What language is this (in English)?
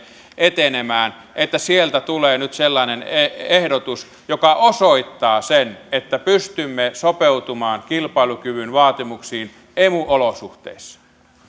Finnish